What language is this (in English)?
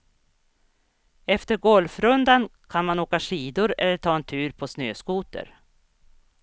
Swedish